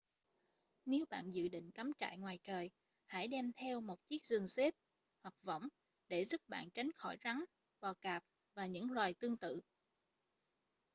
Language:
Vietnamese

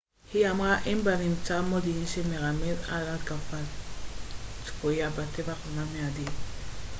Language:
Hebrew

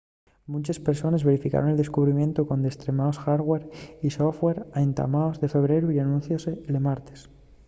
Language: Asturian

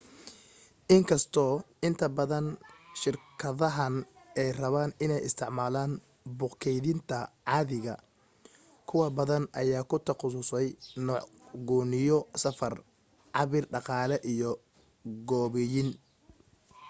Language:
Somali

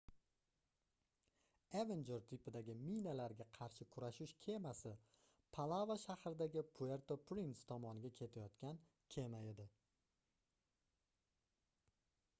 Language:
Uzbek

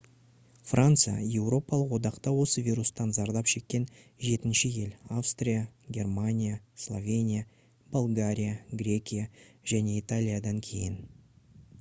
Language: Kazakh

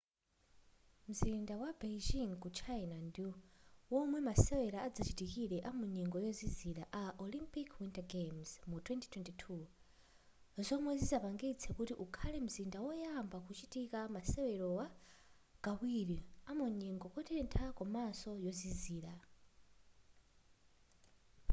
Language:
Nyanja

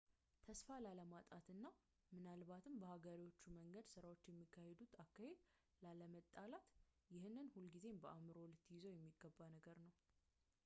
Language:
Amharic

